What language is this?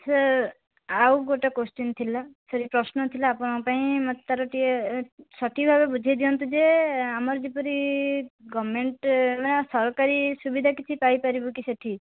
Odia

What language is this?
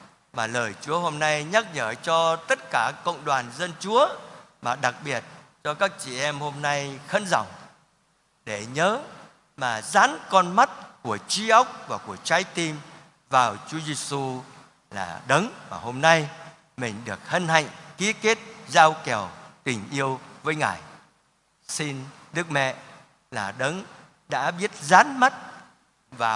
Vietnamese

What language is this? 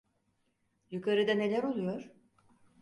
Turkish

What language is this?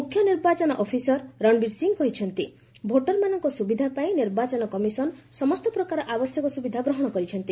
Odia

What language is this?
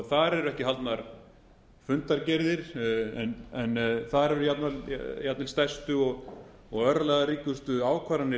Icelandic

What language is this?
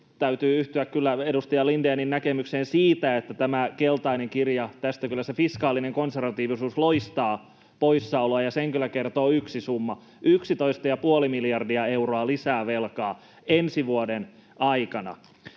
Finnish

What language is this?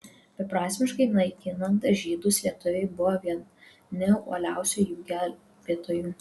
Lithuanian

